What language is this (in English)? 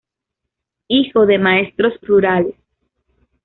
Spanish